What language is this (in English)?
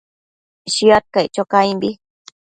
Matsés